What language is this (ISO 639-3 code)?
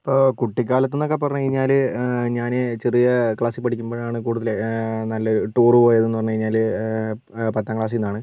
mal